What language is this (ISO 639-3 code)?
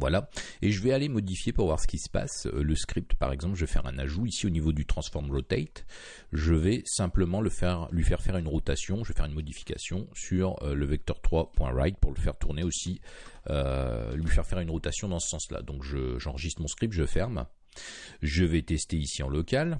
fra